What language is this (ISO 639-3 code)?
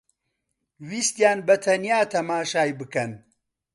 ckb